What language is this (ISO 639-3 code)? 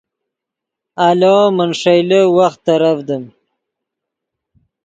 ydg